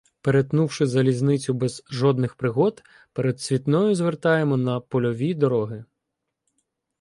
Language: Ukrainian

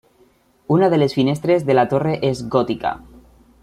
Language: Catalan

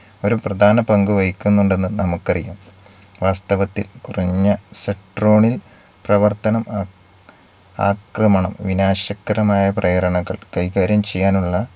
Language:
Malayalam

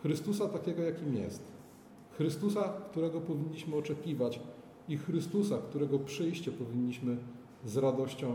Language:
Polish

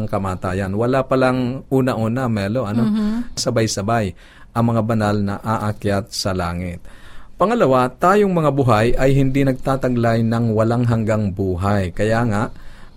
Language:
Filipino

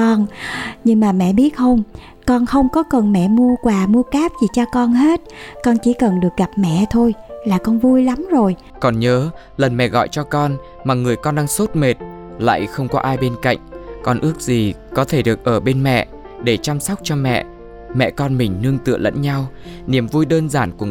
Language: Vietnamese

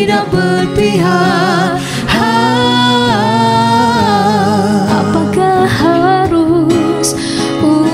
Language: Malay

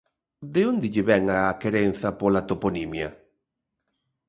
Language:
Galician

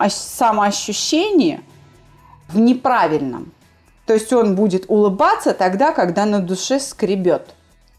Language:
Russian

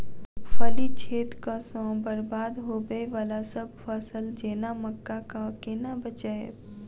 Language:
Maithili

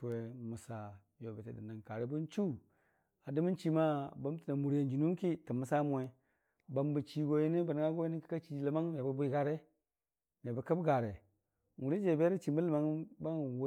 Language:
Dijim-Bwilim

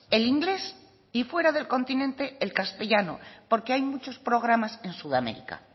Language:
Spanish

